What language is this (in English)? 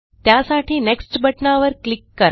Marathi